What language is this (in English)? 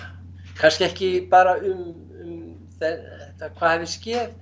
Icelandic